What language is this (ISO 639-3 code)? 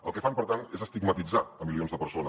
cat